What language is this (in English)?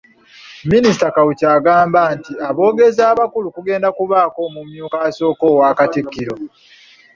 Ganda